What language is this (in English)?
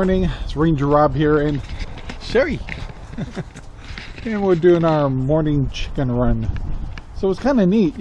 English